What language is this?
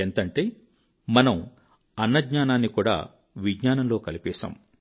Telugu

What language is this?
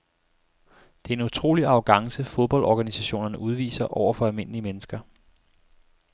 Danish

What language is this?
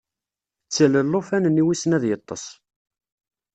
Kabyle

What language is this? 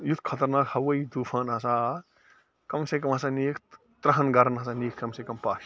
Kashmiri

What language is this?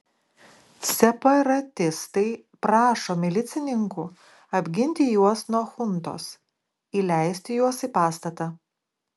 Lithuanian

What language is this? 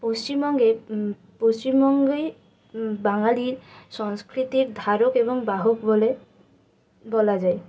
Bangla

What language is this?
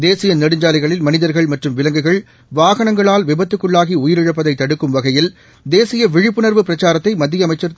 Tamil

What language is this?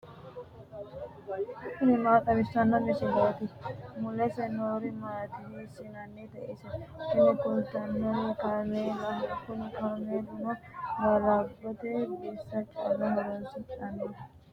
Sidamo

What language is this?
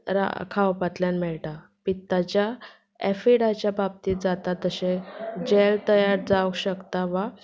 Konkani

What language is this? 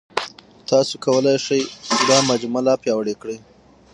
Pashto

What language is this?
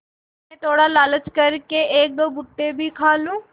Hindi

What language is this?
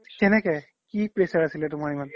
Assamese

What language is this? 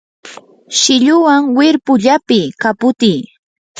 Yanahuanca Pasco Quechua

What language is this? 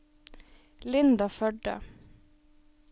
Norwegian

